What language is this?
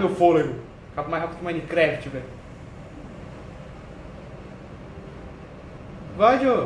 Portuguese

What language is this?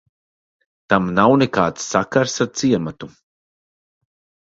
Latvian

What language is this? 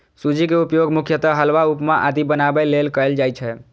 Maithili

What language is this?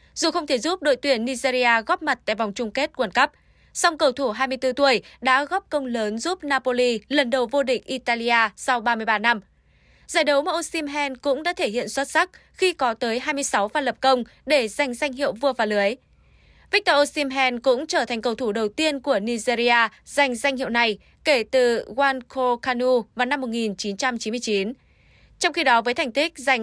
Vietnamese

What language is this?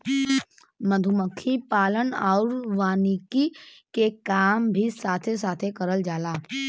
Bhojpuri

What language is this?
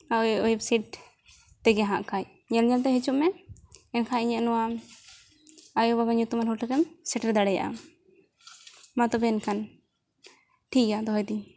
Santali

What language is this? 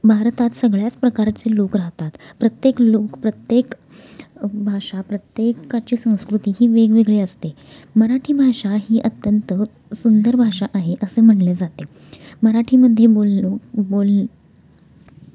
Marathi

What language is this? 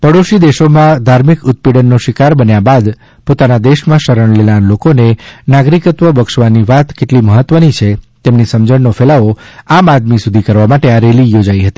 Gujarati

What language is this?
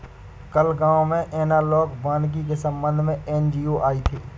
Hindi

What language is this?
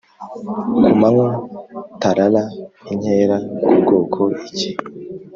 Kinyarwanda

